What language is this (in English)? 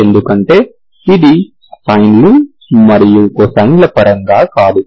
Telugu